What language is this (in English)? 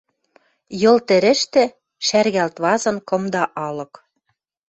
Western Mari